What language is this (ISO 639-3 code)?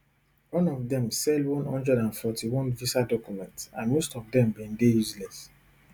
pcm